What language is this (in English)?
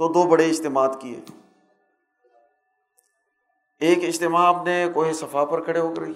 Urdu